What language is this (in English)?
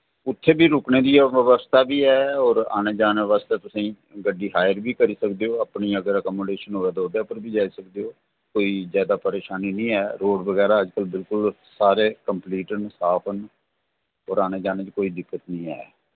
Dogri